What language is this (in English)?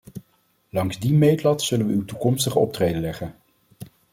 Dutch